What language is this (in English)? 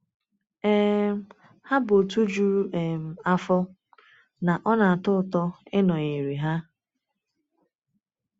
Igbo